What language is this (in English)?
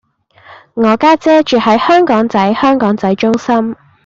Cantonese